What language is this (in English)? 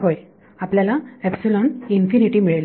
Marathi